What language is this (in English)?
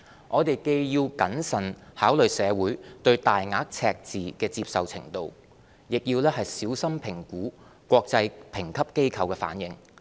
Cantonese